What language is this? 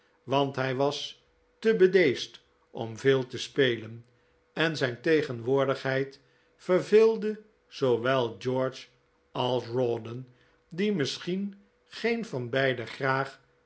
Dutch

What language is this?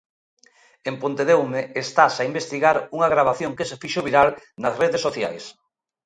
Galician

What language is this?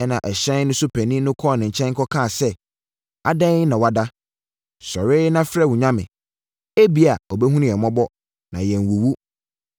Akan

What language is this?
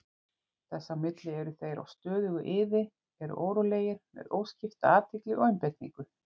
Icelandic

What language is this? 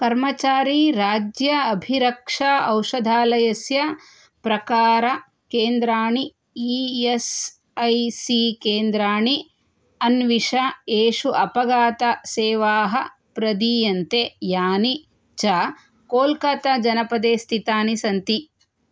Sanskrit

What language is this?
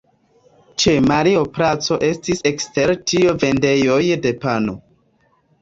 Esperanto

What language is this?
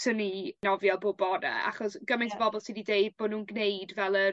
Welsh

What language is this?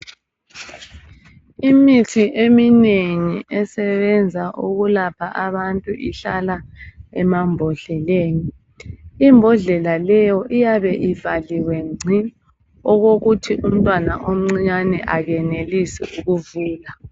North Ndebele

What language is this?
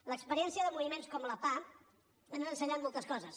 Catalan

